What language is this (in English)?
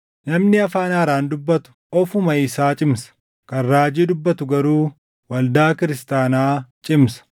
Oromo